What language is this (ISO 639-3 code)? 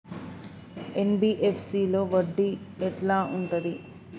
tel